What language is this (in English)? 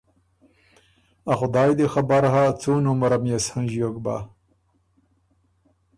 Ormuri